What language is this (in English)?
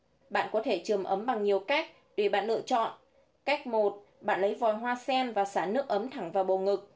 Vietnamese